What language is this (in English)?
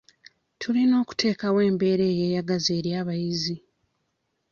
Ganda